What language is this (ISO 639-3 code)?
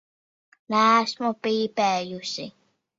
lav